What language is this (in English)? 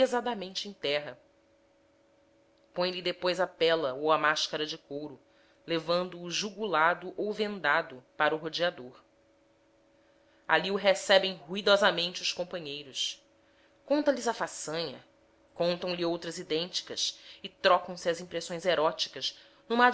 Portuguese